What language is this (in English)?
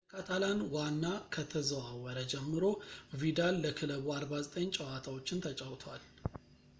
Amharic